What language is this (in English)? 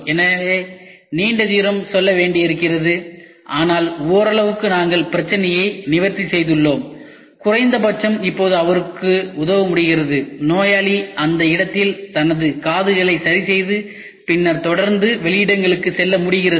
Tamil